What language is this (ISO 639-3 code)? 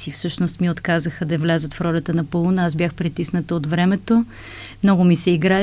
bul